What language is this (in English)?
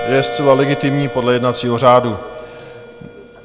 Czech